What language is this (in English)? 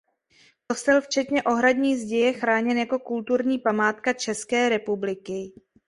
Czech